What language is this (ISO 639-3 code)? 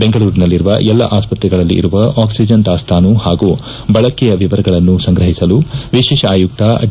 kan